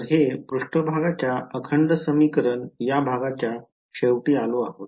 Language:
Marathi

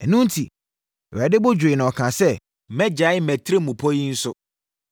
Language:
Akan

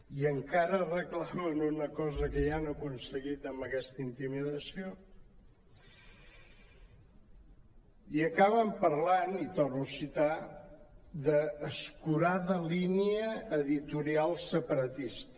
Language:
Catalan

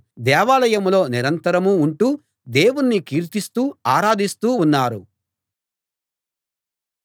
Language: Telugu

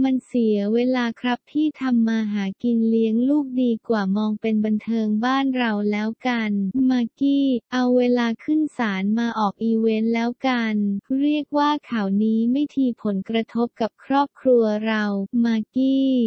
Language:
Thai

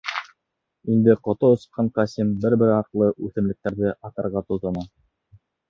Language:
Bashkir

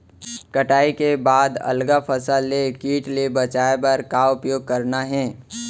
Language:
Chhattisgarhi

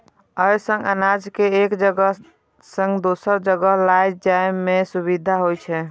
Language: Maithili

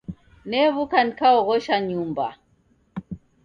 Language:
Taita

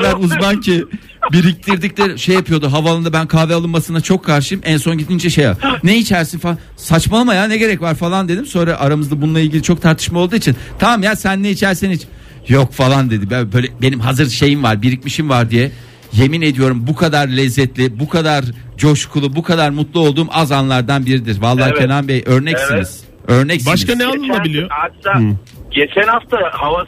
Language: Turkish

